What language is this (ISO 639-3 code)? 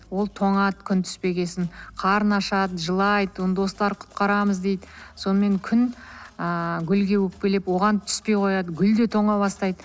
kaz